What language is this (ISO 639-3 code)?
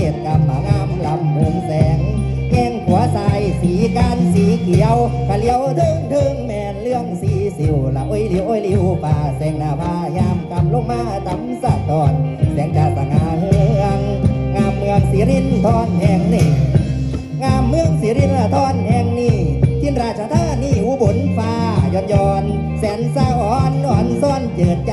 tha